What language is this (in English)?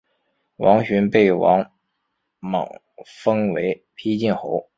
Chinese